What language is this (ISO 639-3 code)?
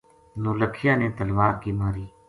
gju